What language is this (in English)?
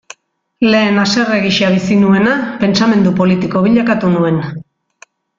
Basque